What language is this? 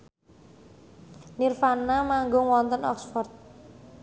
Javanese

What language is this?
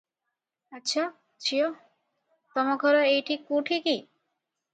Odia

